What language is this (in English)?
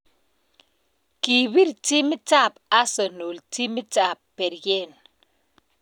Kalenjin